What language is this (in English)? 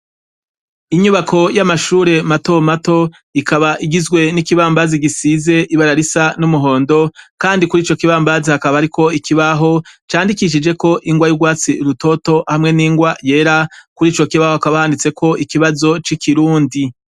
Rundi